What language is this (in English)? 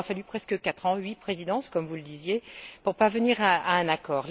French